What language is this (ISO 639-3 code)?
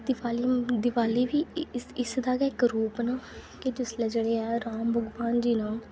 doi